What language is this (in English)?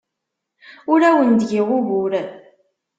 Kabyle